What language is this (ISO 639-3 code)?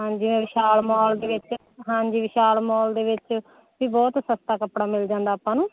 pan